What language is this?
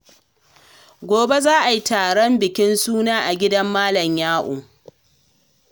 Hausa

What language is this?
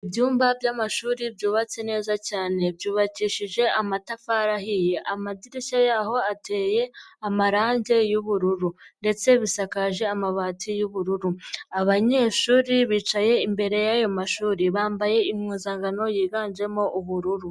Kinyarwanda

